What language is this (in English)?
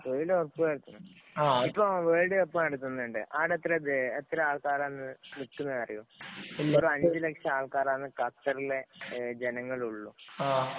Malayalam